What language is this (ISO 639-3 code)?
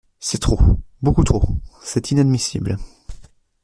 fra